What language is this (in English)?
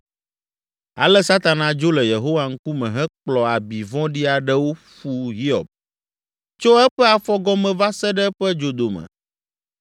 Ewe